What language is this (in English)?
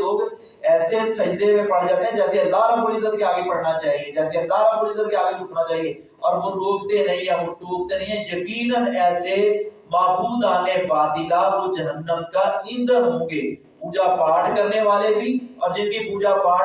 Urdu